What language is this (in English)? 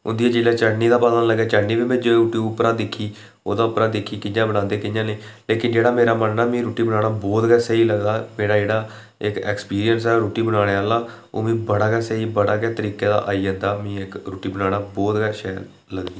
Dogri